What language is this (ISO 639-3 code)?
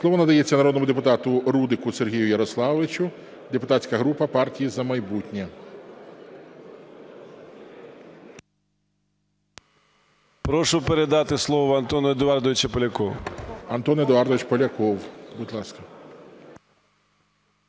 ukr